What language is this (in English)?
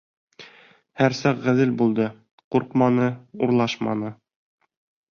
Bashkir